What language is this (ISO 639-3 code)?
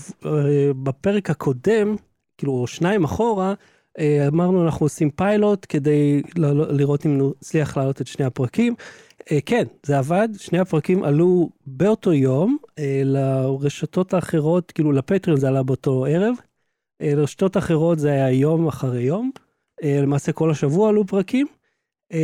heb